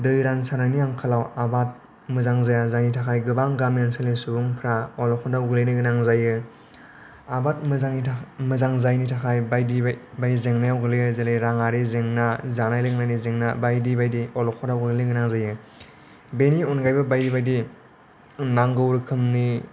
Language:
Bodo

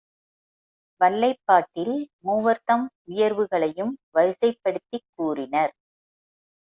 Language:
Tamil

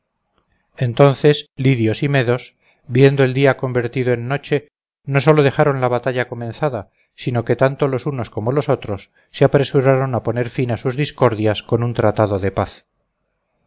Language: Spanish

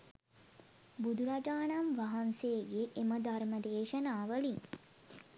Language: Sinhala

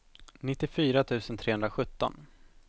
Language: Swedish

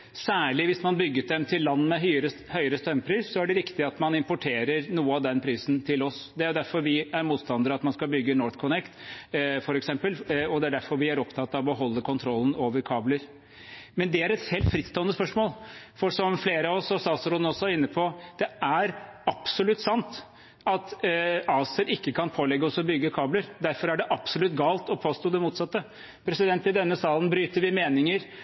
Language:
Norwegian Bokmål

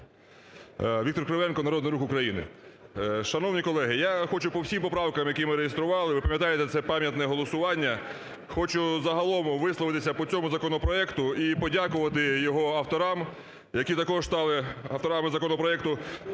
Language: Ukrainian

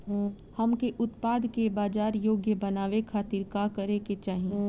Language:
Bhojpuri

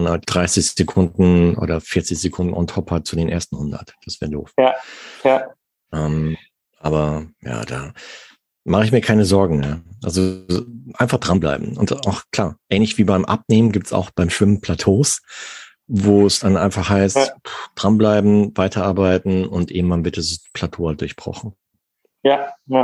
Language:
German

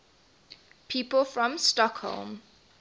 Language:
English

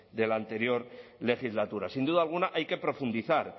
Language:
Spanish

